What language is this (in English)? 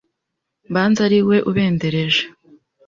Kinyarwanda